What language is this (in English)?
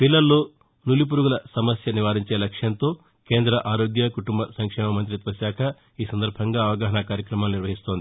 Telugu